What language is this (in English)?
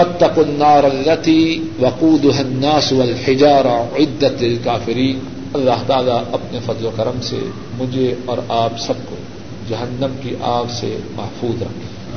Urdu